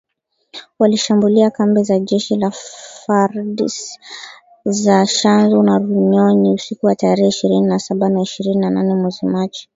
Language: Swahili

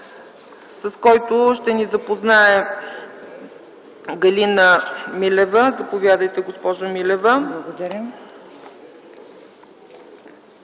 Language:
Bulgarian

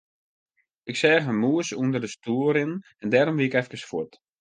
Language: Western Frisian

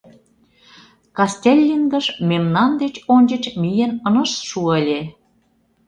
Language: Mari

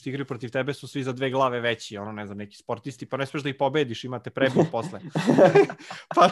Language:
Croatian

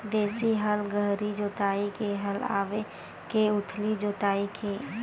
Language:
Chhattisgarhi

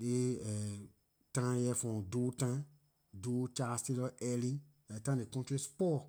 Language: Liberian English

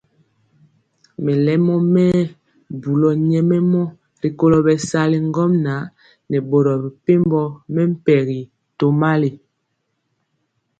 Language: Mpiemo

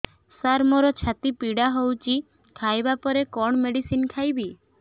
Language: Odia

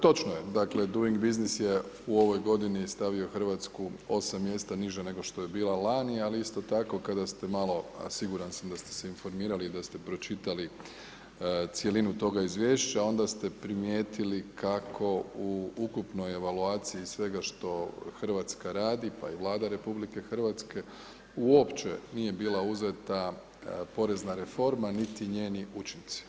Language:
Croatian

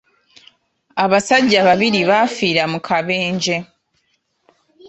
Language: Ganda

